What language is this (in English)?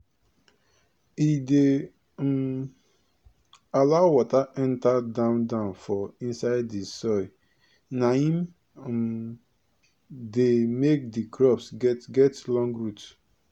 Nigerian Pidgin